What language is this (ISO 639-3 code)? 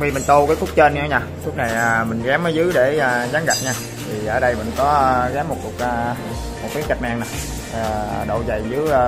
vie